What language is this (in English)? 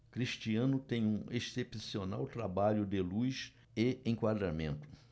Portuguese